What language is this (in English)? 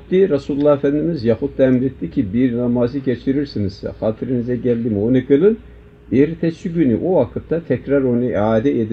Turkish